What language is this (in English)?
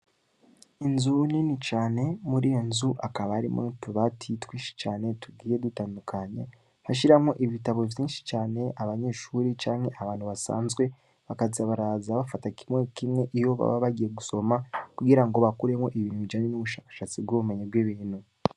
Rundi